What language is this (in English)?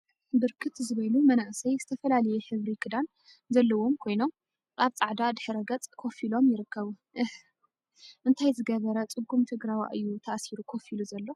Tigrinya